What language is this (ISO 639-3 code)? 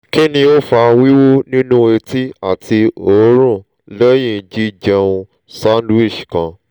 yor